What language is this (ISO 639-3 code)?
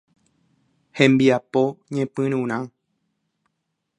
grn